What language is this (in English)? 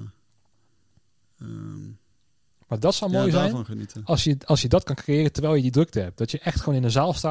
Dutch